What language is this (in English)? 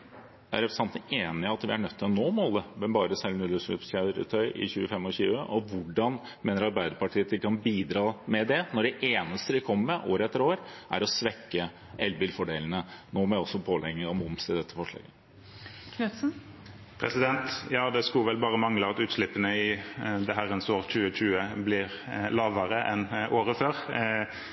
Norwegian Bokmål